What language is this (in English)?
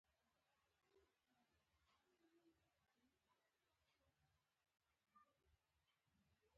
Pashto